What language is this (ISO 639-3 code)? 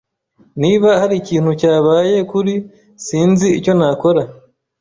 kin